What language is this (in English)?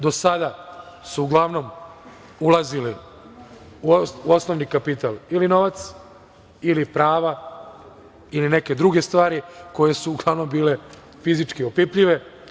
Serbian